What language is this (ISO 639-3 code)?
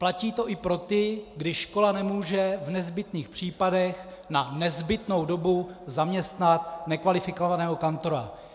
ces